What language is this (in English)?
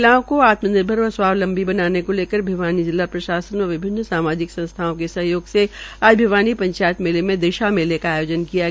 Hindi